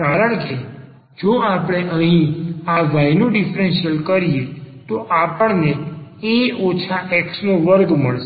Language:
Gujarati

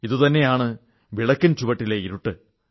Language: Malayalam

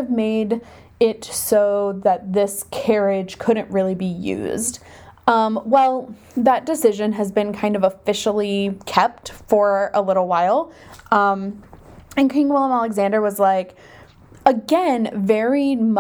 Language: English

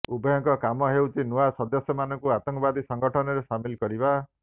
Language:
Odia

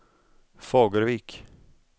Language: Swedish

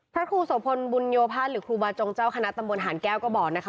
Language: Thai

